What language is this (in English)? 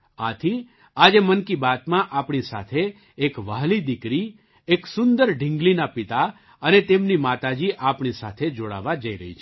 Gujarati